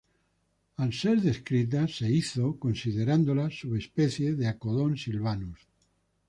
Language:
Spanish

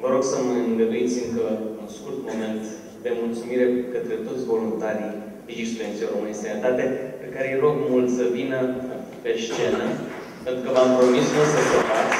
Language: Romanian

